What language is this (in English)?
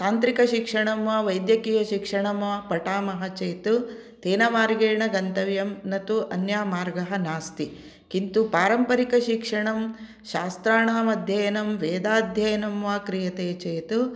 Sanskrit